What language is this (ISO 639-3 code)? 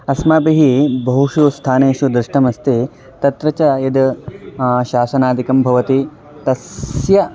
san